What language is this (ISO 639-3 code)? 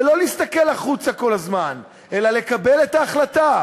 heb